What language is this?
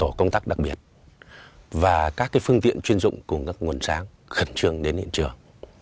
Vietnamese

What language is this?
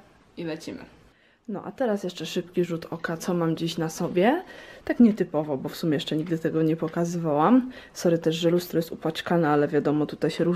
Polish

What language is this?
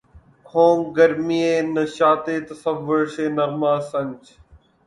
Urdu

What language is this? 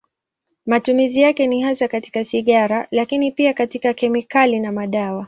Swahili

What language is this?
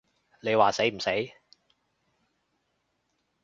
Cantonese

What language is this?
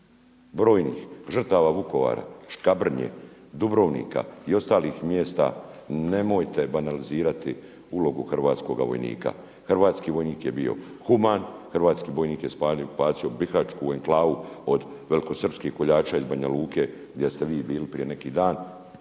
Croatian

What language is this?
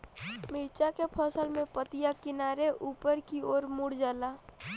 Bhojpuri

